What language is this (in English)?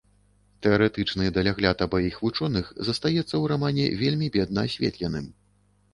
Belarusian